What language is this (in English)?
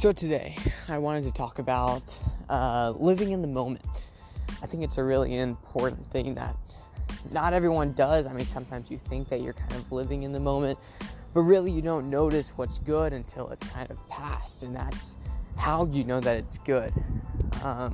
English